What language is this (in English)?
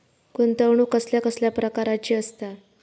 Marathi